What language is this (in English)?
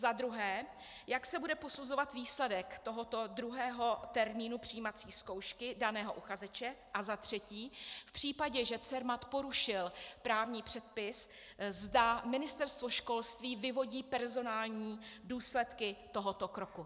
Czech